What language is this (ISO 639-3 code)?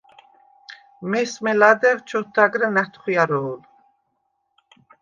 sva